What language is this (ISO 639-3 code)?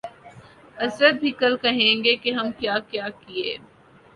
urd